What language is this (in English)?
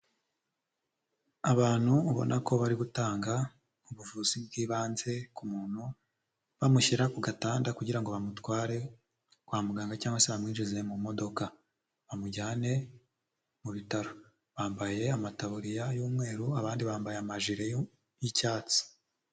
Kinyarwanda